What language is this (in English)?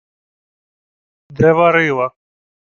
Ukrainian